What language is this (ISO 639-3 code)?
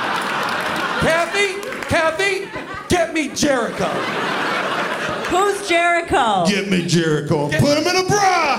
eng